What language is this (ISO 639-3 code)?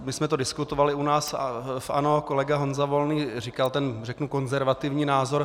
ces